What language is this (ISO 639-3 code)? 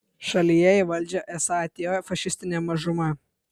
lit